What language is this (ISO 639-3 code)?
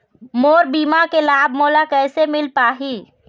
hne